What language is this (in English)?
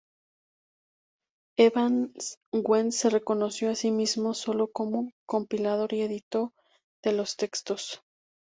Spanish